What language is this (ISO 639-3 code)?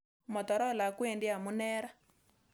kln